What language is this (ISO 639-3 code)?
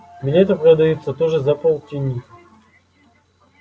rus